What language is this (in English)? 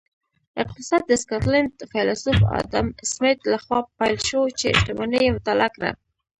Pashto